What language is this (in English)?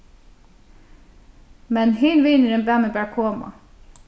Faroese